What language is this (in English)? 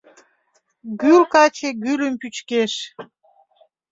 Mari